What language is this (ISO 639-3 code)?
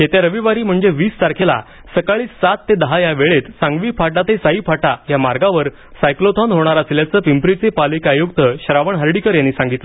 mar